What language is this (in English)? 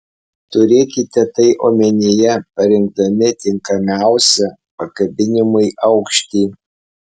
Lithuanian